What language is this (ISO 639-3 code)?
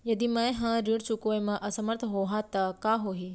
hne